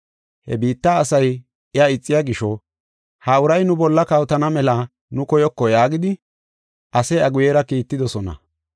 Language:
Gofa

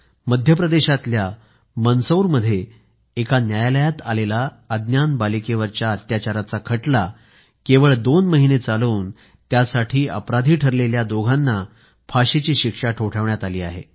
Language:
Marathi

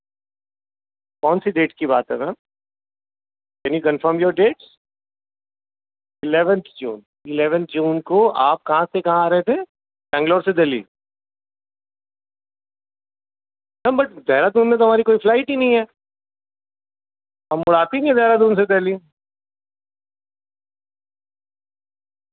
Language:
Urdu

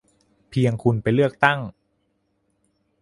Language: Thai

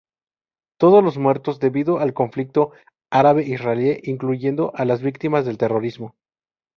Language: Spanish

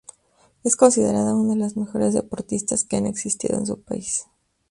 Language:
Spanish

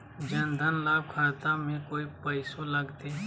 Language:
Magahi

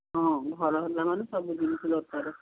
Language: Odia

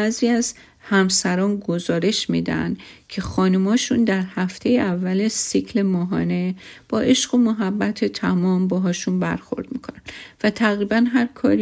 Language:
Persian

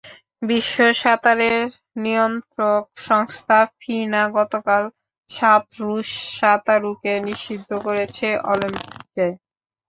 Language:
Bangla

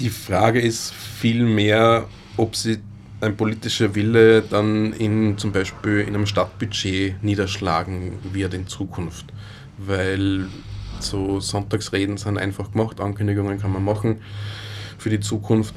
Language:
German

